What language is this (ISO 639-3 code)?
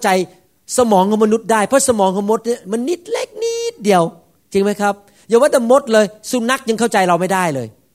tha